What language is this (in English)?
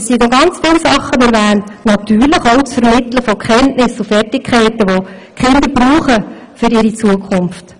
Swiss German